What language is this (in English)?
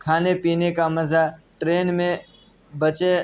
Urdu